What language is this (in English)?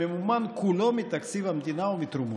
Hebrew